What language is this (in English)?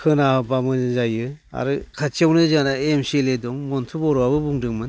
Bodo